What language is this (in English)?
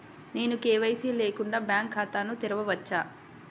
Telugu